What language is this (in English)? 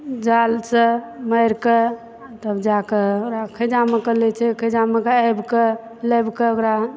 Maithili